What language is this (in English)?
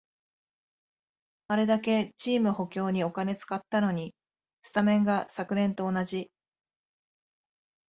Japanese